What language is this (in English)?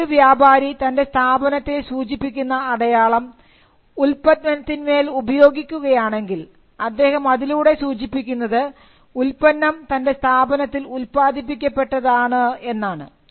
Malayalam